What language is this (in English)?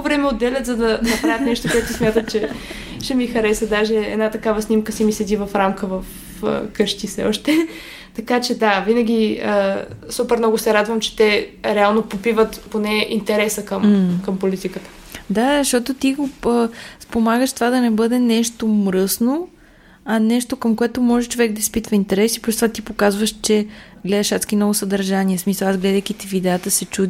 Bulgarian